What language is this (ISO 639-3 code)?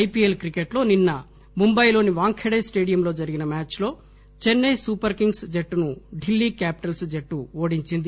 tel